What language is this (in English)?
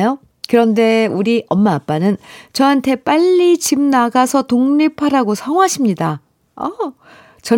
Korean